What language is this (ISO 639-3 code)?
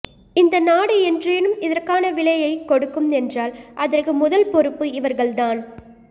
tam